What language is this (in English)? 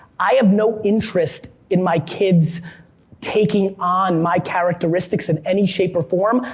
English